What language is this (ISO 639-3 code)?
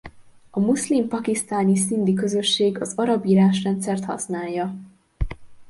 hun